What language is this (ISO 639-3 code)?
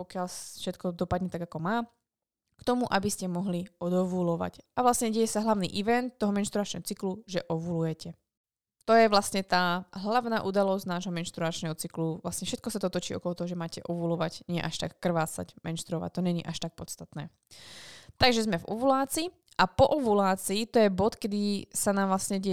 slk